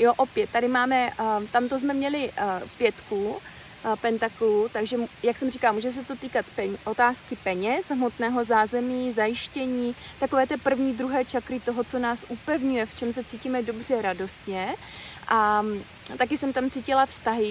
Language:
Czech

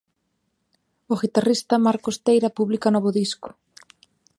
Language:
Galician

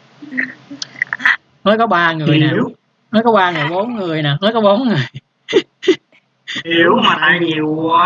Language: Vietnamese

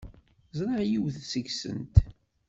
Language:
Kabyle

